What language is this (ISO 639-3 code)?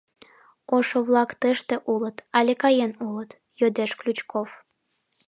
chm